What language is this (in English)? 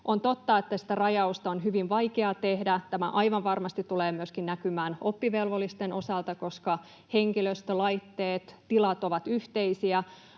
Finnish